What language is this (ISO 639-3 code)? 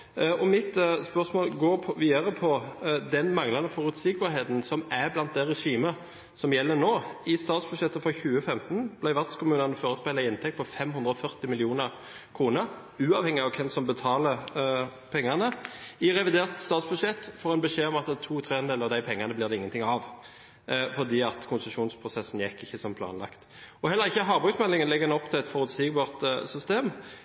nob